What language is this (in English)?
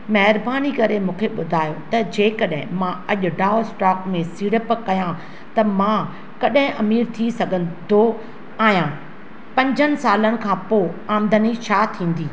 Sindhi